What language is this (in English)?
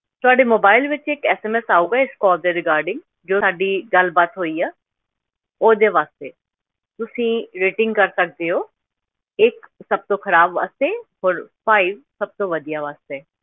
Punjabi